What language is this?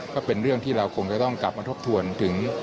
Thai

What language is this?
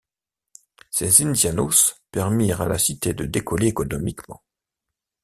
French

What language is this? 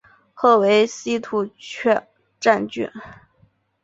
Chinese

